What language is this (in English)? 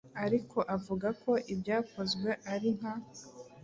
Kinyarwanda